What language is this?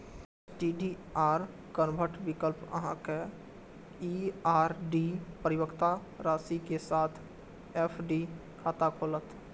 Maithili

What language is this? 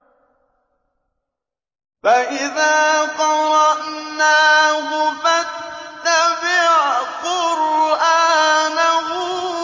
Arabic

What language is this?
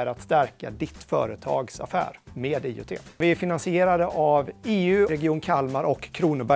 Swedish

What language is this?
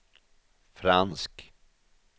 Swedish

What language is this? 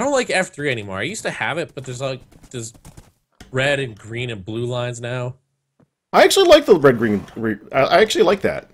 English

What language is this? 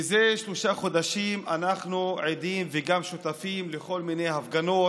Hebrew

